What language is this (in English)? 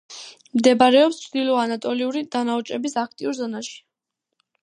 Georgian